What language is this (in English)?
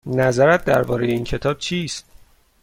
Persian